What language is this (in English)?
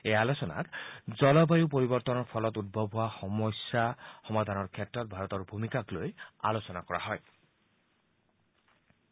Assamese